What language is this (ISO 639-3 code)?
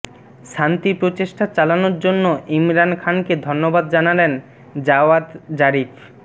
ben